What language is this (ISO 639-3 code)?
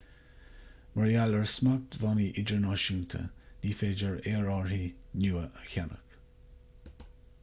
gle